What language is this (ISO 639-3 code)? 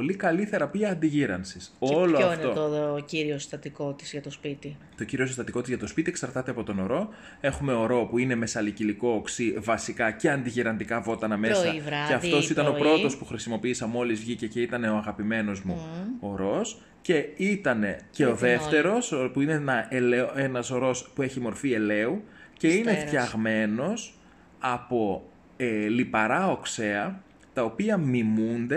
ell